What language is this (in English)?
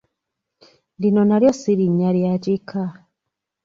Ganda